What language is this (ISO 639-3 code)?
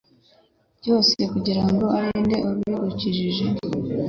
kin